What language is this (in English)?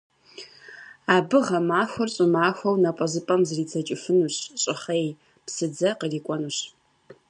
Kabardian